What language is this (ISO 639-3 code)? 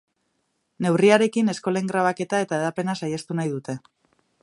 eus